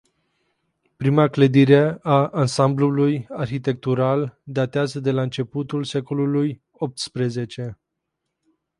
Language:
Romanian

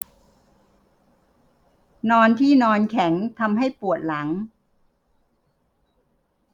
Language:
Thai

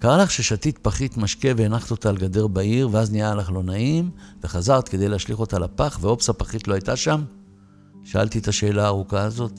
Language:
Hebrew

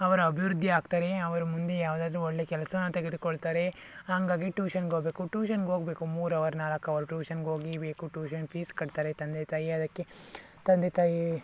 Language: Kannada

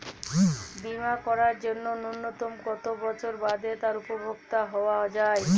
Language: Bangla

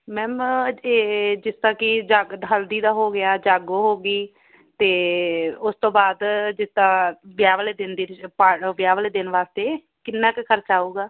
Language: Punjabi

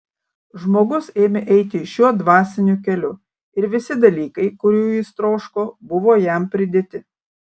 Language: Lithuanian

